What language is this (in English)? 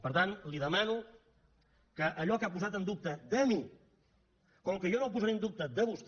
Catalan